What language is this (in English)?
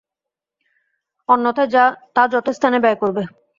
Bangla